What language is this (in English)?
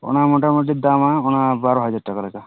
Santali